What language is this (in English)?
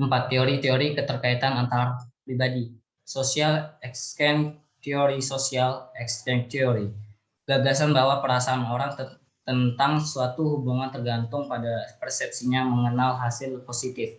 Indonesian